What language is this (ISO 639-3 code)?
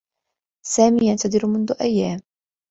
ara